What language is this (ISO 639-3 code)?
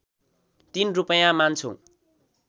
nep